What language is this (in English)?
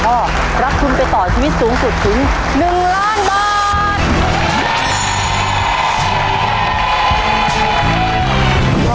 Thai